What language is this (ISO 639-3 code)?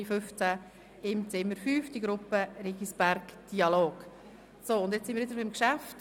gsw